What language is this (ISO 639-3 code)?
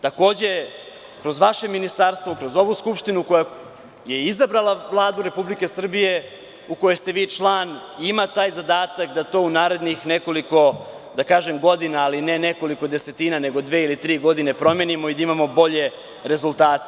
srp